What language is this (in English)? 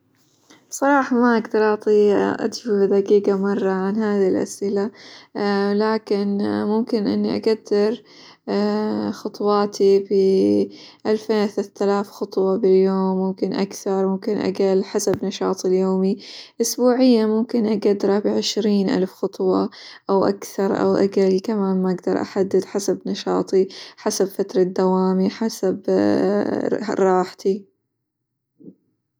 Hijazi Arabic